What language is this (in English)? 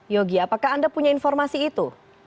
Indonesian